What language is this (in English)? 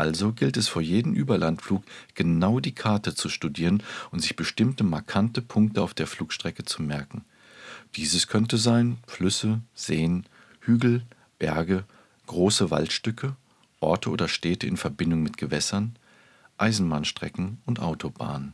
German